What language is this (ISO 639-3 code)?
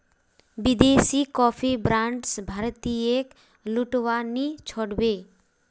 mag